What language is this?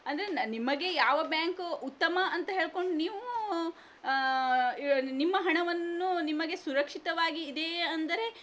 Kannada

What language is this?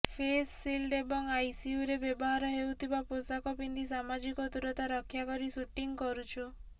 Odia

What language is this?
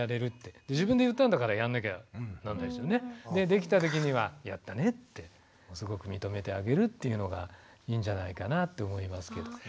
Japanese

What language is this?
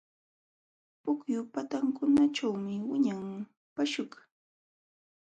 Jauja Wanca Quechua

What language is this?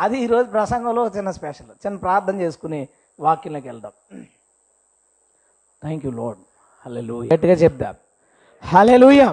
Telugu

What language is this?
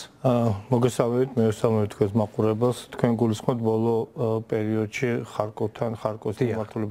Romanian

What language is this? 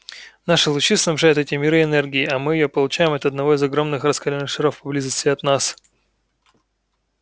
Russian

